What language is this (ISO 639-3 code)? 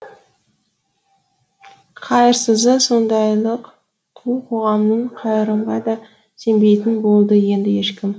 kaz